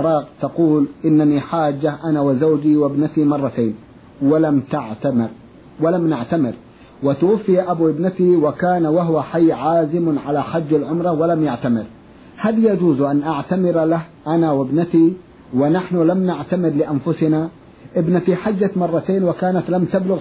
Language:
Arabic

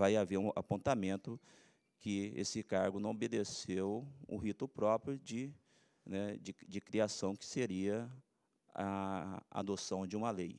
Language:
Portuguese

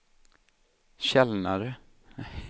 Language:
Swedish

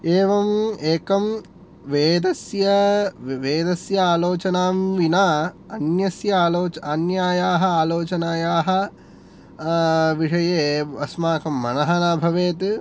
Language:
Sanskrit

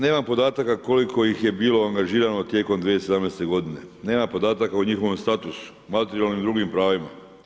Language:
Croatian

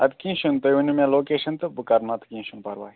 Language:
Kashmiri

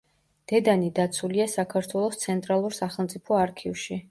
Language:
Georgian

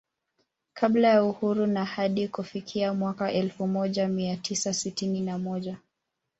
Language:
Swahili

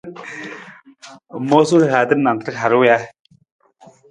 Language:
Nawdm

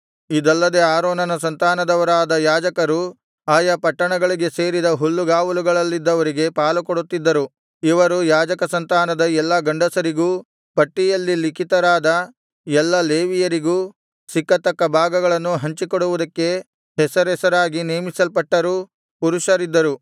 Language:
Kannada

